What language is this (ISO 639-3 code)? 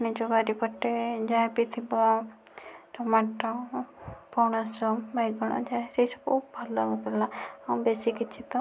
ori